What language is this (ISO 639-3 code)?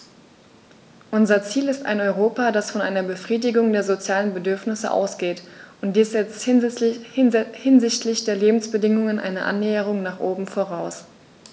deu